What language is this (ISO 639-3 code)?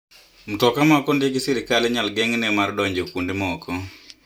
luo